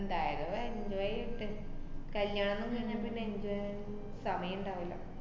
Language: Malayalam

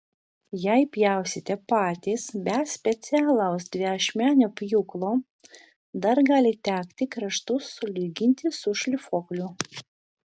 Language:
Lithuanian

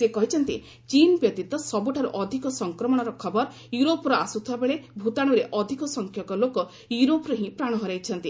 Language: Odia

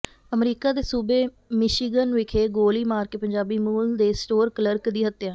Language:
Punjabi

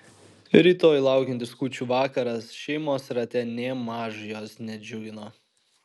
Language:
Lithuanian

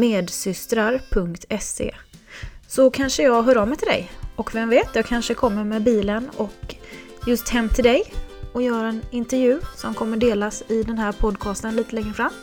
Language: Swedish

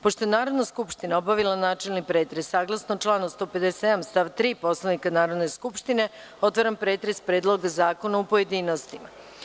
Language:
Serbian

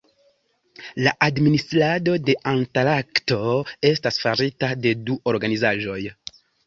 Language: Esperanto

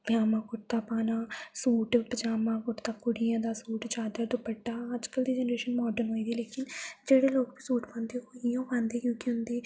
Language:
Dogri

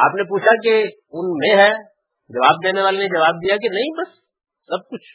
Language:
Urdu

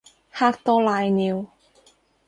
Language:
Cantonese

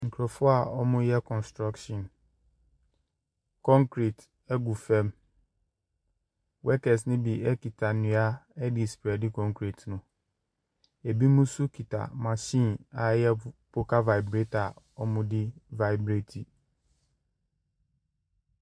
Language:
Akan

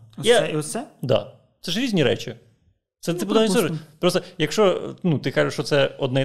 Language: Ukrainian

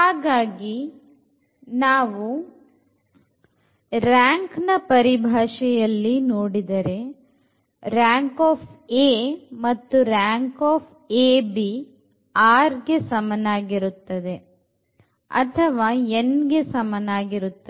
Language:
Kannada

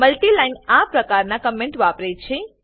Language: Gujarati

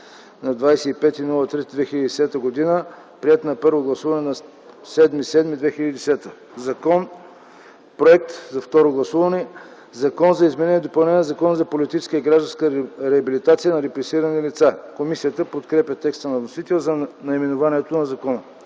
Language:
Bulgarian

